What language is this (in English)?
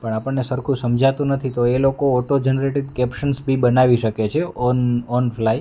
Gujarati